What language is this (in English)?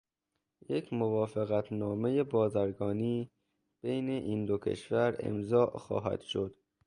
Persian